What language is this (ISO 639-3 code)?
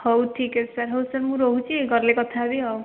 ori